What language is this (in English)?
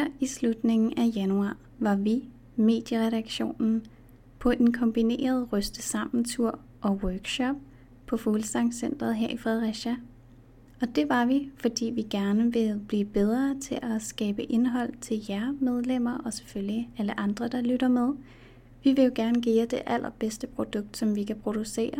Danish